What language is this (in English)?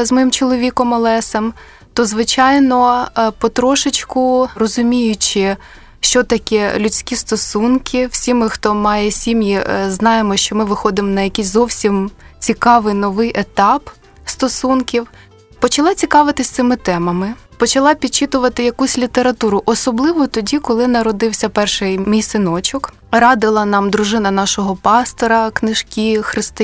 Ukrainian